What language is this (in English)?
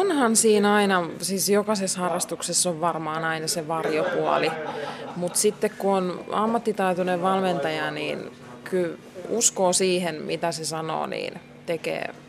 Finnish